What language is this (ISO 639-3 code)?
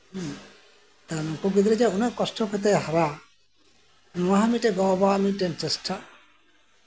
sat